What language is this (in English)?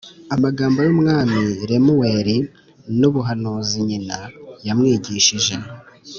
Kinyarwanda